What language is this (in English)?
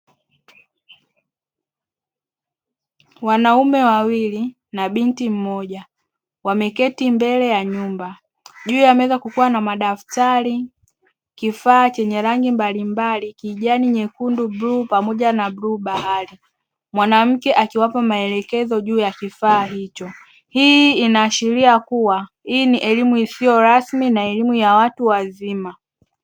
Swahili